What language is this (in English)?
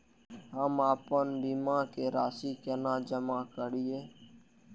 Maithili